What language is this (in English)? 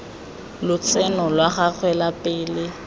Tswana